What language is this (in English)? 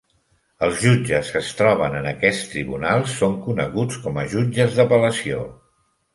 Catalan